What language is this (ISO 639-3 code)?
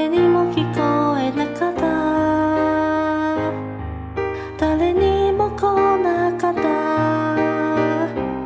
zho